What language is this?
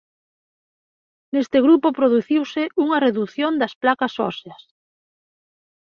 Galician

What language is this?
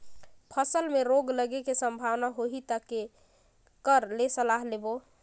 Chhattisgarhi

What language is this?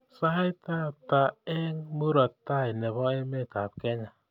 Kalenjin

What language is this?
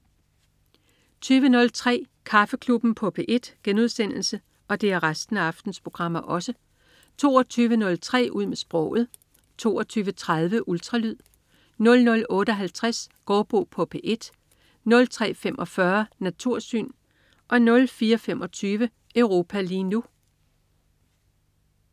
Danish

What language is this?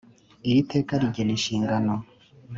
Kinyarwanda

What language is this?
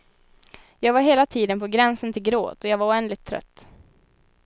Swedish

